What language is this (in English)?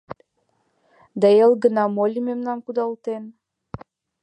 Mari